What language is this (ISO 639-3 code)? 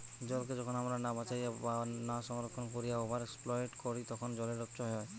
ben